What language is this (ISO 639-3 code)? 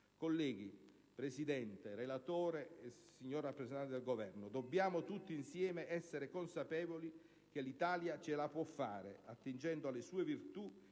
ita